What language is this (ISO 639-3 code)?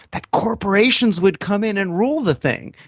eng